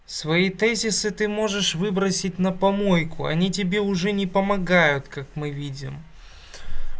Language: Russian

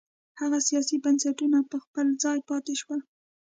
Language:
Pashto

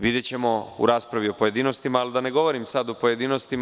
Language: Serbian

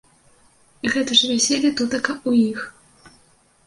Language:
Belarusian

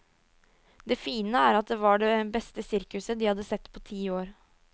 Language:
Norwegian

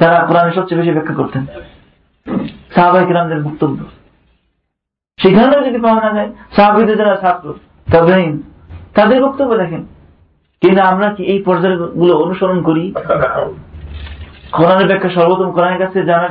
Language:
Bangla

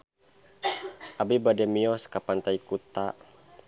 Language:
Sundanese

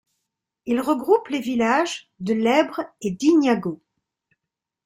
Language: French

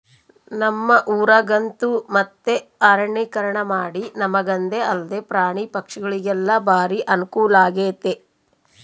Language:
Kannada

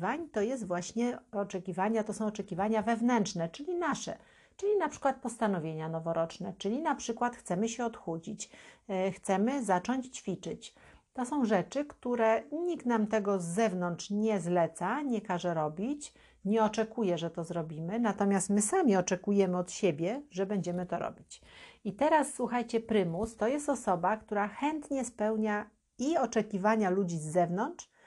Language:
Polish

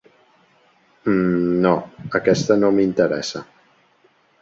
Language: Catalan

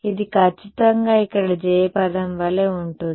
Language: Telugu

